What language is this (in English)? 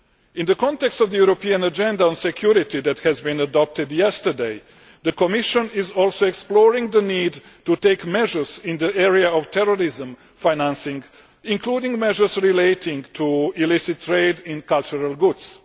English